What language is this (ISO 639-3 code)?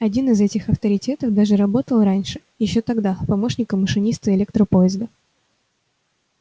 rus